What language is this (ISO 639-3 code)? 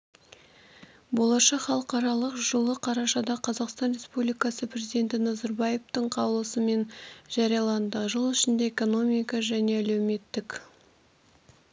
kaz